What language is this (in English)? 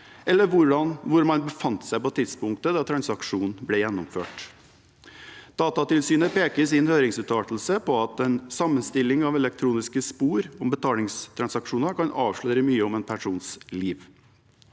Norwegian